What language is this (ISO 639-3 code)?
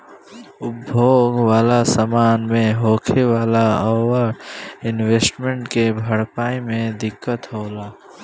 bho